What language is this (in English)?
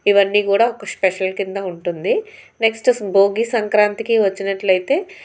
Telugu